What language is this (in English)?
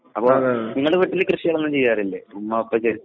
Malayalam